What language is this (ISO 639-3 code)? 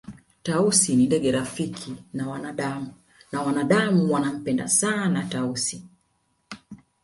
swa